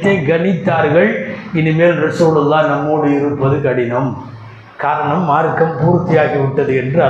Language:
Tamil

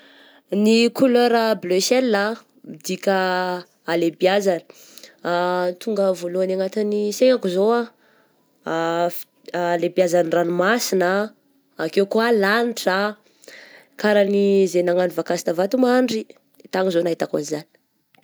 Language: Southern Betsimisaraka Malagasy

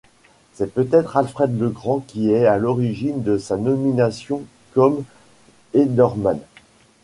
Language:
French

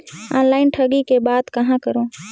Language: Chhattisgarhi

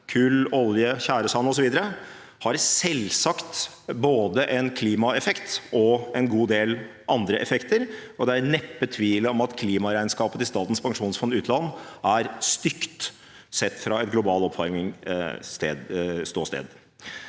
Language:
Norwegian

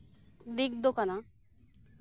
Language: Santali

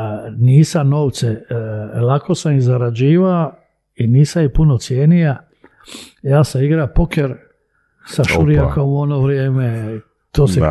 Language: Croatian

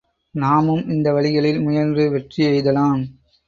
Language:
Tamil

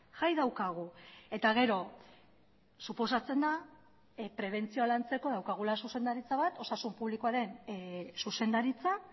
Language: Basque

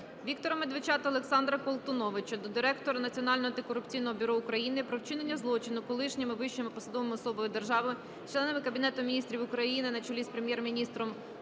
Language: Ukrainian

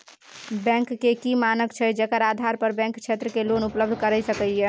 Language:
Maithili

